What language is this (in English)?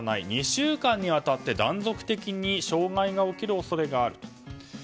Japanese